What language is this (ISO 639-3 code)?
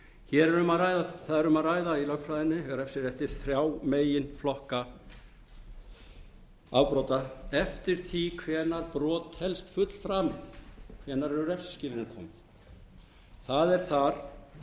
isl